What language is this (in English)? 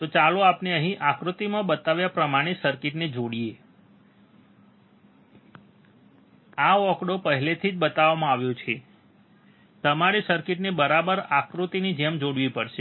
Gujarati